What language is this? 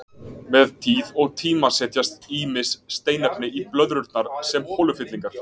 Icelandic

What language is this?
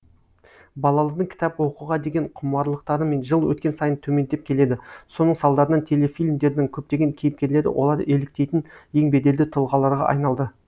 Kazakh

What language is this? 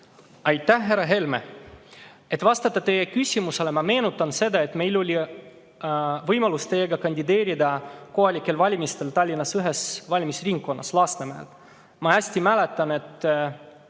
Estonian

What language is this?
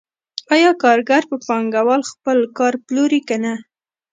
Pashto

